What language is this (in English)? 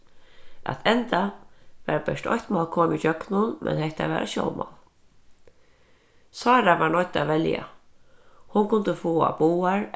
Faroese